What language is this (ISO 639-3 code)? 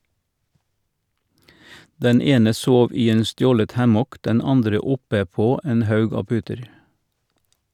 nor